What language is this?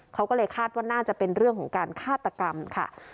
Thai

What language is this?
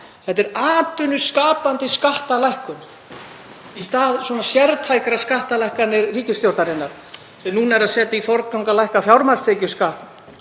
Icelandic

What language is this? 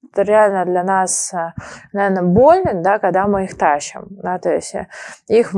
Russian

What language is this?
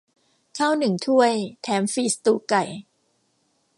Thai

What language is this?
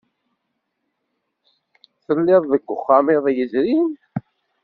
Kabyle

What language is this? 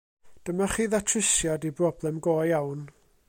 Welsh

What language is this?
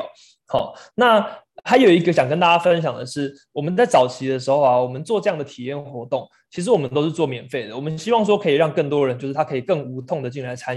Chinese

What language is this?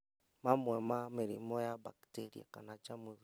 Kikuyu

